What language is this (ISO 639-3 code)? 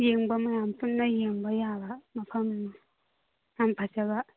mni